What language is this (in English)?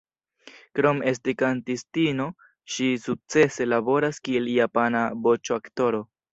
Esperanto